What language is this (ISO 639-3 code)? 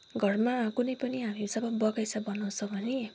nep